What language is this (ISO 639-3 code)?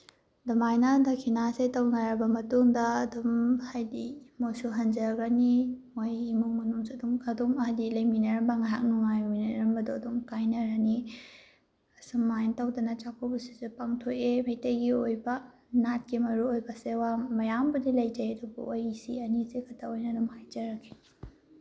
mni